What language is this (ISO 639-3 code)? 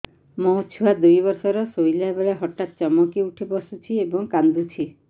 ori